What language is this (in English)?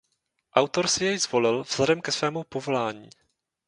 Czech